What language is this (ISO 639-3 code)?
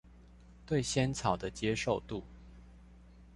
zho